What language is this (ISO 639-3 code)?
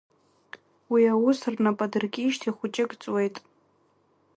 abk